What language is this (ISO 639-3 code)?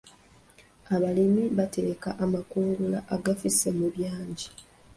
lug